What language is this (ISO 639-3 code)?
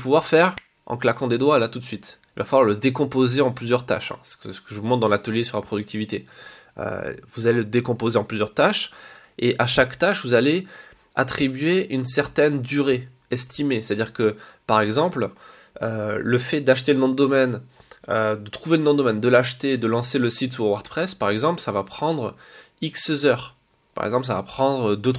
fra